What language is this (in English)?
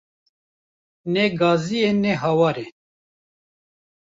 Kurdish